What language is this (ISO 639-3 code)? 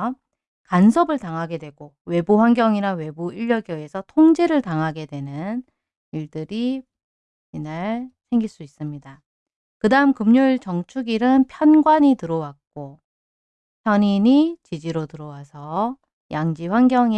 kor